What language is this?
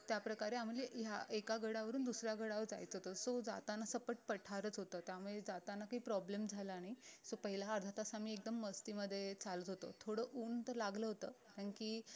Marathi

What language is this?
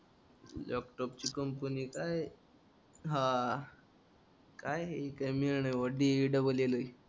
Marathi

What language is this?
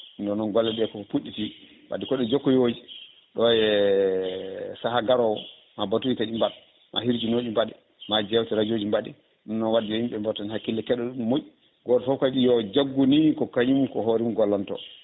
Fula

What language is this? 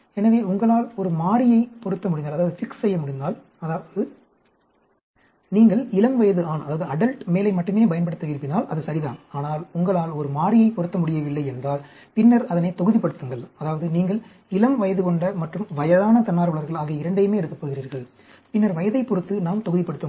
Tamil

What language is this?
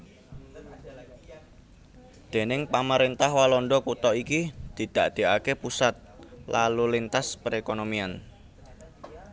Javanese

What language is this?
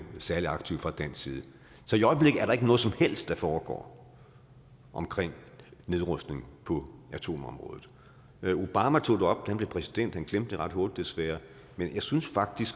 Danish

